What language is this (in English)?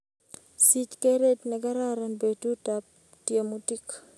Kalenjin